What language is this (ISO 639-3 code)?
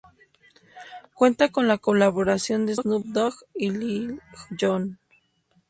spa